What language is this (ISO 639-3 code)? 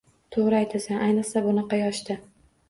uzb